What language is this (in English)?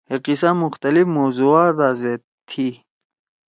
Torwali